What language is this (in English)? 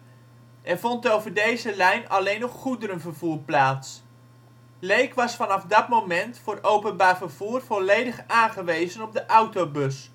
Dutch